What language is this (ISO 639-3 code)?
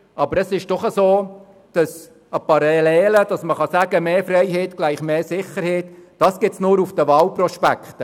gsw